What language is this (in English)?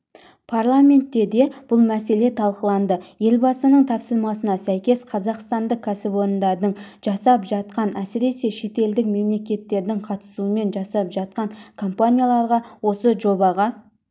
Kazakh